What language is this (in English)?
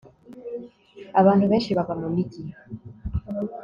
Kinyarwanda